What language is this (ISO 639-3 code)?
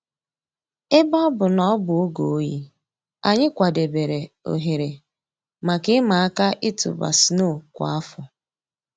ibo